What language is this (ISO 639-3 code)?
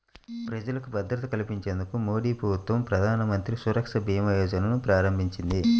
tel